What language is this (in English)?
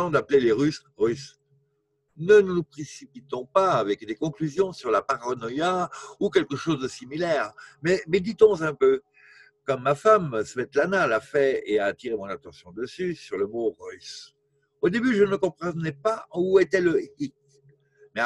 French